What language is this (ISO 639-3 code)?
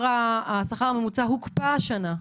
heb